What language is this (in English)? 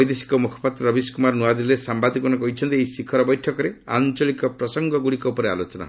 Odia